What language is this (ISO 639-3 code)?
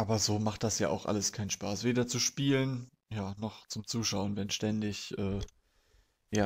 deu